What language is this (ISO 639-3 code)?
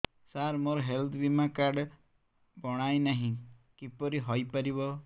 ori